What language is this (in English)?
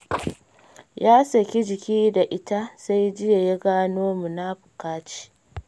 Hausa